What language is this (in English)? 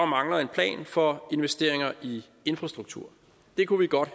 Danish